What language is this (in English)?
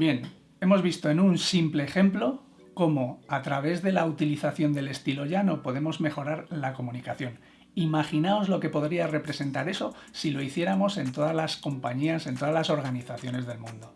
Spanish